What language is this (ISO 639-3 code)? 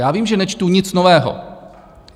ces